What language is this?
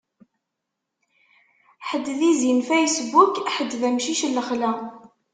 Kabyle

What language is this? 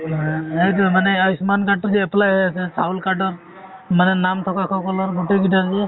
Assamese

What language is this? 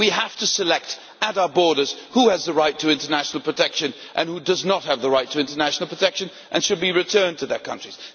English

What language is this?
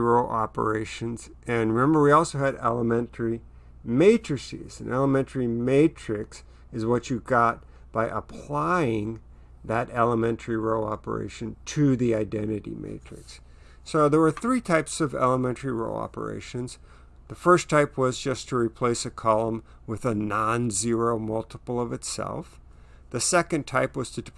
English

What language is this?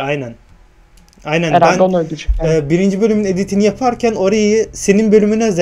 Turkish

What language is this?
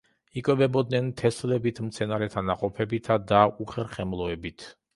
Georgian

